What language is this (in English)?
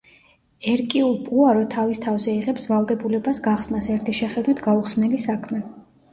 Georgian